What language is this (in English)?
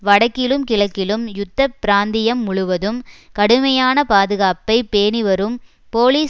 Tamil